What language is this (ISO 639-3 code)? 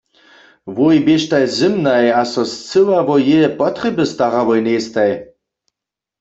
hsb